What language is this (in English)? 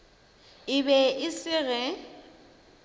Northern Sotho